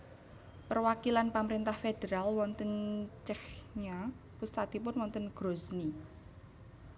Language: Javanese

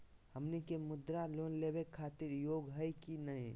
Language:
Magahi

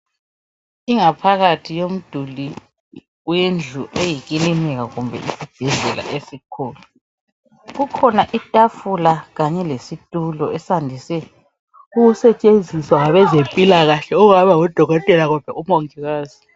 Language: North Ndebele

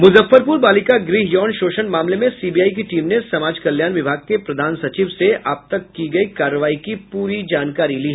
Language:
Hindi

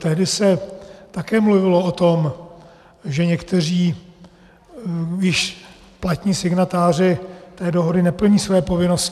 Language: Czech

